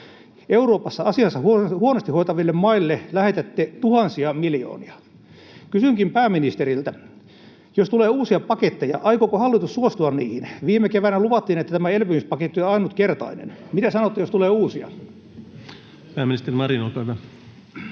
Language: Finnish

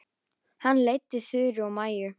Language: Icelandic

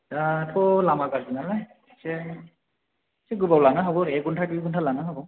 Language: Bodo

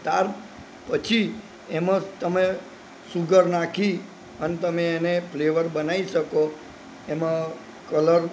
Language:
Gujarati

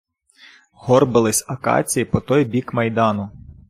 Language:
Ukrainian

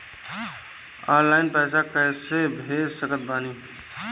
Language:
Bhojpuri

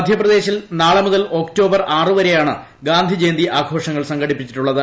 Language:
Malayalam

